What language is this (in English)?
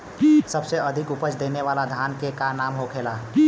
Bhojpuri